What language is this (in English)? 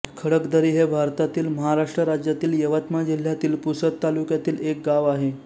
Marathi